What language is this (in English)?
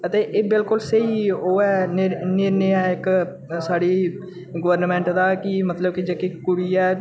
Dogri